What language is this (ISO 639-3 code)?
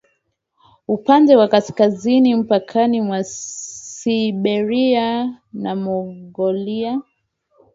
swa